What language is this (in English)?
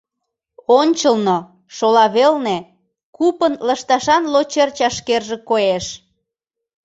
Mari